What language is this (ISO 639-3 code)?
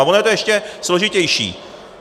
ces